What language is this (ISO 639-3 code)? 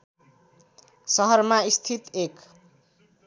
nep